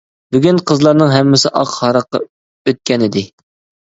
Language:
Uyghur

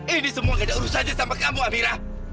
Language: Indonesian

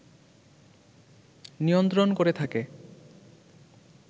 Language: Bangla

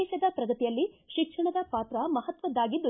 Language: Kannada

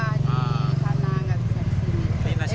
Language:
Indonesian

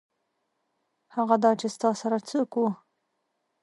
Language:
Pashto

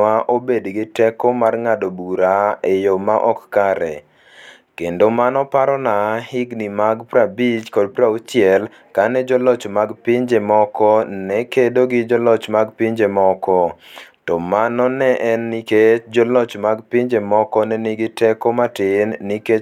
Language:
Luo (Kenya and Tanzania)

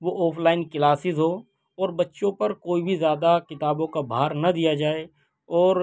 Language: Urdu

